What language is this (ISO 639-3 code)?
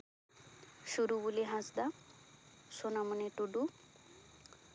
sat